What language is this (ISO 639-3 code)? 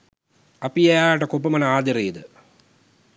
sin